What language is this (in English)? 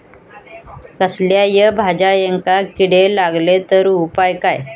Marathi